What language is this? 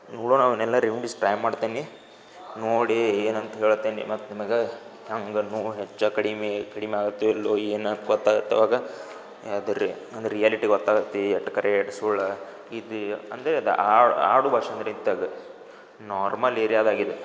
Kannada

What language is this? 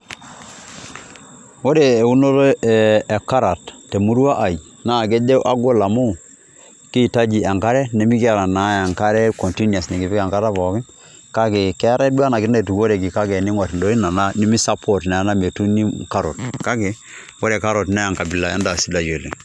Masai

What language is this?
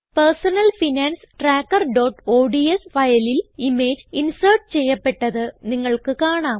Malayalam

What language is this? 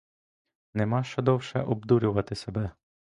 Ukrainian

